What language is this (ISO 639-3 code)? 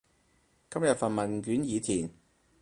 yue